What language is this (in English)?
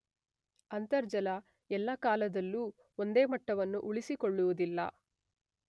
Kannada